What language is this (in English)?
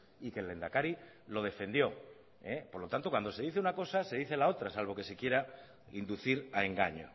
Spanish